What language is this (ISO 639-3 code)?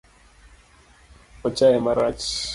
luo